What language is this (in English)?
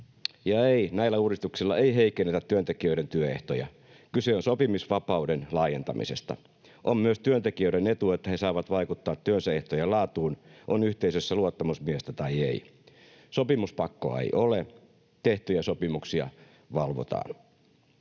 Finnish